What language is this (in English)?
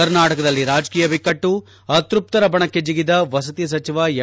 Kannada